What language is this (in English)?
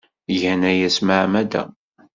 Kabyle